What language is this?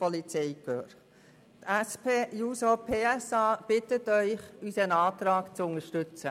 Swiss German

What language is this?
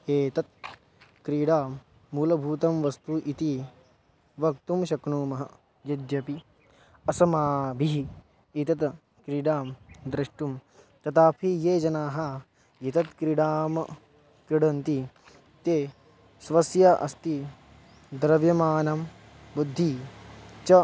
Sanskrit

